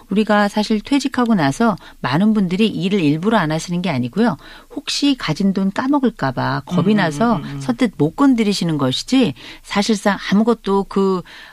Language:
Korean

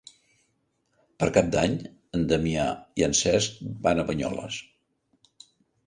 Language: Catalan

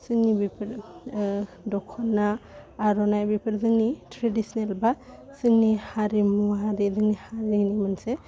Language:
Bodo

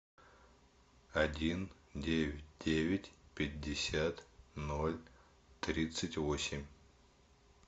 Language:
Russian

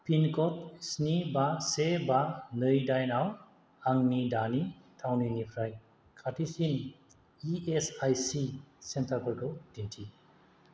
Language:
Bodo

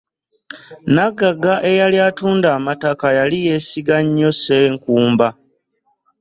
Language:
Ganda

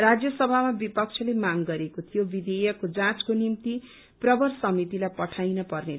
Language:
Nepali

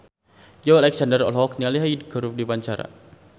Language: Sundanese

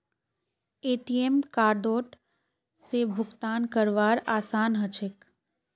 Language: Magahi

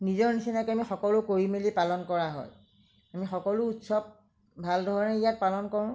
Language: Assamese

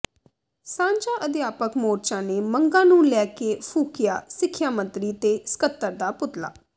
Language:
Punjabi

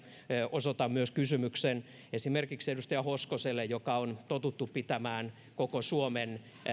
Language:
Finnish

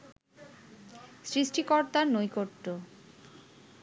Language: Bangla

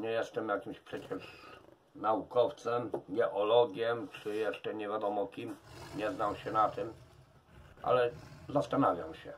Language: Polish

